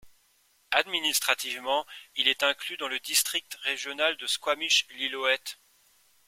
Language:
French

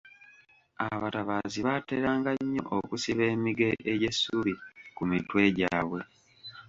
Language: Ganda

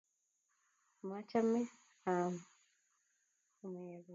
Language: Kalenjin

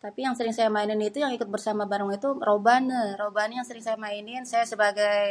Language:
Betawi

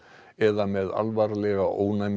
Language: Icelandic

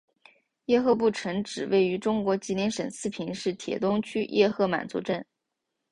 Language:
Chinese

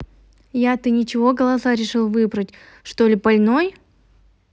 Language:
Russian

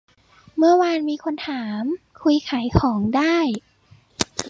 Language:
Thai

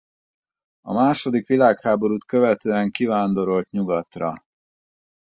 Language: Hungarian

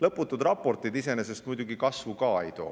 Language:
Estonian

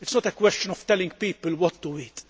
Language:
English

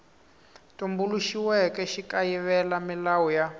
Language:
Tsonga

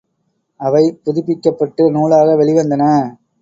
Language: Tamil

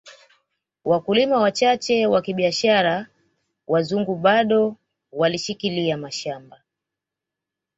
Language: Swahili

